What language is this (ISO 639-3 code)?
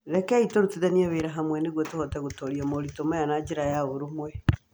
kik